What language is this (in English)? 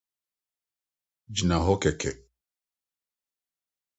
Akan